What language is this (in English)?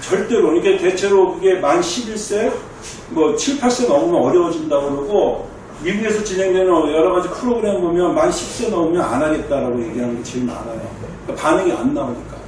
Korean